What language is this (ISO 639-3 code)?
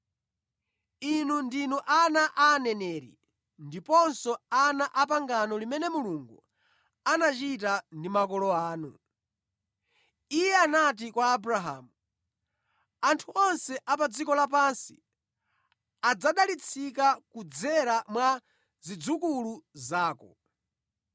nya